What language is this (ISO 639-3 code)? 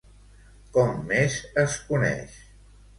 cat